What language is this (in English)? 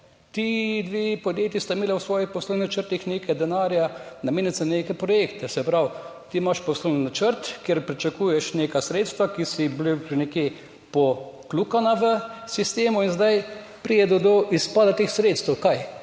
Slovenian